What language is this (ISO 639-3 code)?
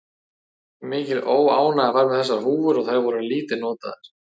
isl